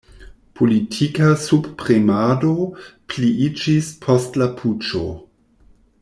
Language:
Esperanto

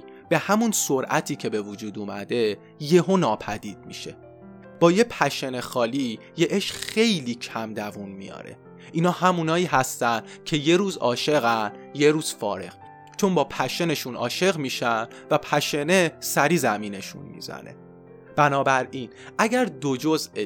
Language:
Persian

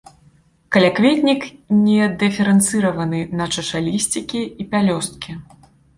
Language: Belarusian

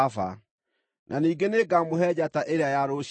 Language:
Kikuyu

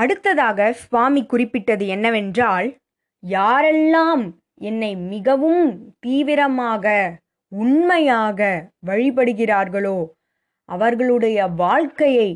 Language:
Tamil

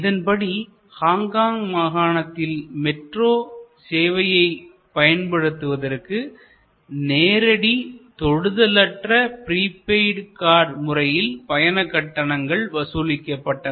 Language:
Tamil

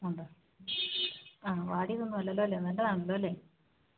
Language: Malayalam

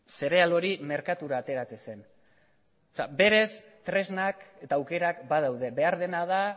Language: Basque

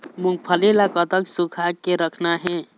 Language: Chhattisgarhi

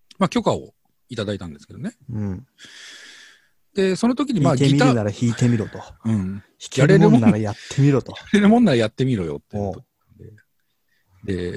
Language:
Japanese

